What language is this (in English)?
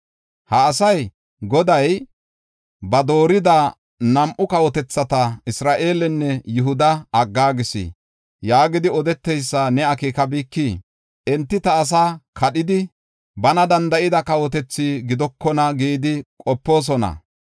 Gofa